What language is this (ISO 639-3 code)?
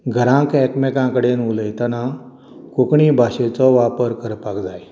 kok